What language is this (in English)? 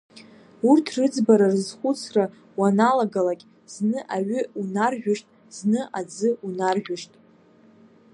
Abkhazian